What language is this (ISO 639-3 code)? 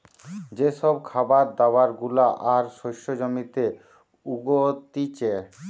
ben